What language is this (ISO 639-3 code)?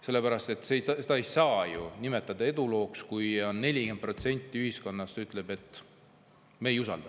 est